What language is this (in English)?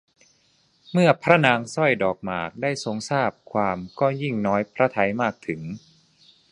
Thai